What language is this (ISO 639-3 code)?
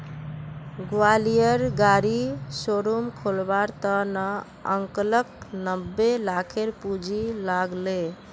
mag